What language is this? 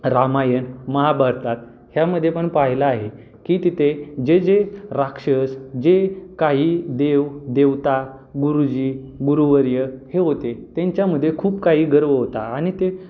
Marathi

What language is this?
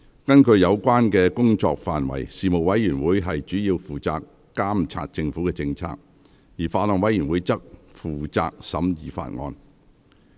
Cantonese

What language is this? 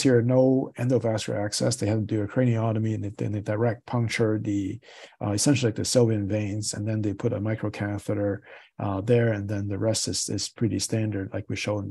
English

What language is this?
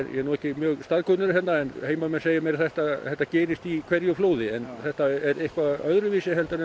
Icelandic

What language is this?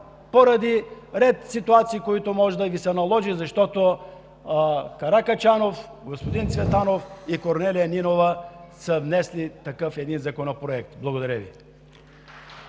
Bulgarian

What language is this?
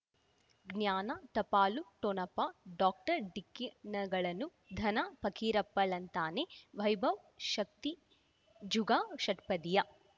Kannada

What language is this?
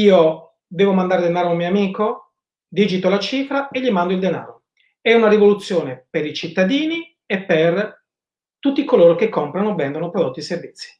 Italian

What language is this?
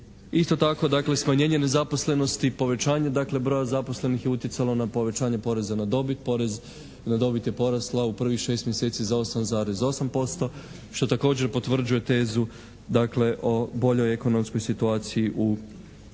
Croatian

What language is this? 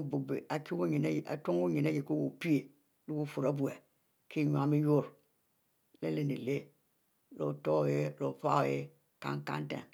Mbe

